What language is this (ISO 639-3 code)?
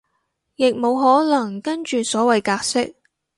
yue